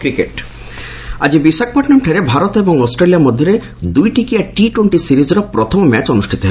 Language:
Odia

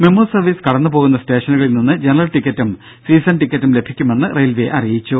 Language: Malayalam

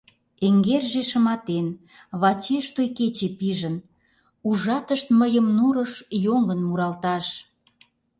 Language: Mari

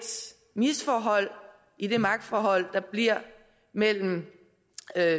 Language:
Danish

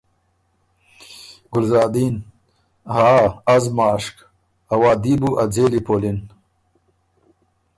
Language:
Ormuri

